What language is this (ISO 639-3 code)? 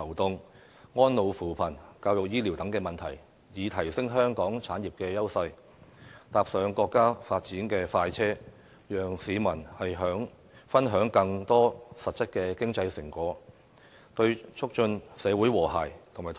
yue